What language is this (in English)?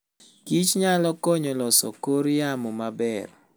Luo (Kenya and Tanzania)